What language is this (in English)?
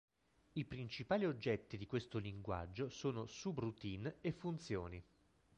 Italian